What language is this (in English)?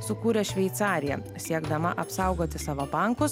Lithuanian